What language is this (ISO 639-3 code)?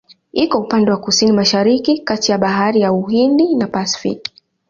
swa